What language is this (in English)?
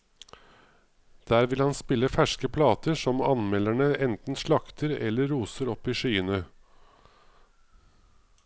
Norwegian